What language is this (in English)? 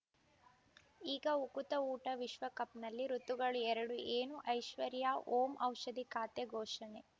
Kannada